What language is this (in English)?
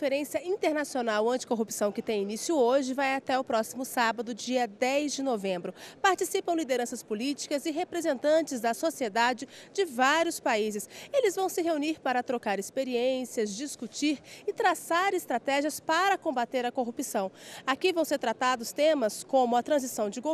Portuguese